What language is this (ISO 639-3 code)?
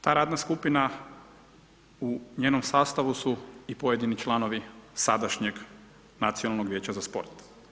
hrv